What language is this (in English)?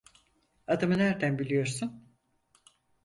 Turkish